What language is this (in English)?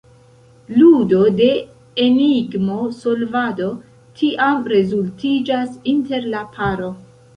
Esperanto